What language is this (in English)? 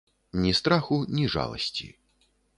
Belarusian